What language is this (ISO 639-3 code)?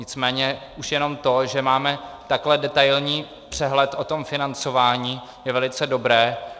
ces